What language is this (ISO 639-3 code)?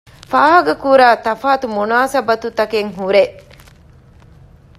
div